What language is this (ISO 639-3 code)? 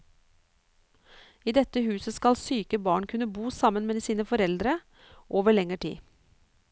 nor